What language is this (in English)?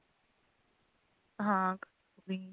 Punjabi